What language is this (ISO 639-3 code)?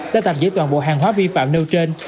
vie